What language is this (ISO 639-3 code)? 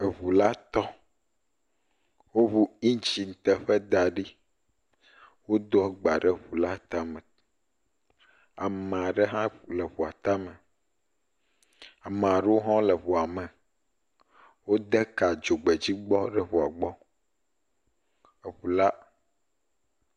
ewe